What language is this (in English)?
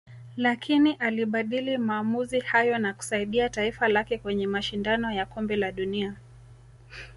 Swahili